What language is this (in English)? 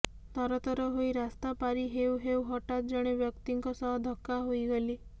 Odia